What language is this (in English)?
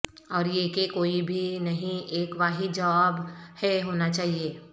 Urdu